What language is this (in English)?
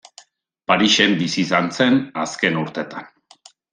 Basque